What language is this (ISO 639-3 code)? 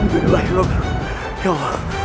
ind